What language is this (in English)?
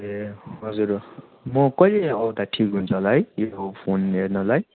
Nepali